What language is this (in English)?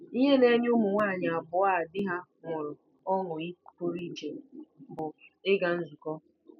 Igbo